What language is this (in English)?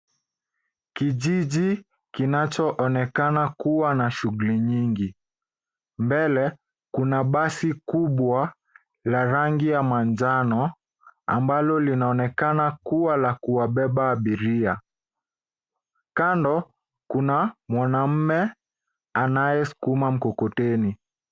Swahili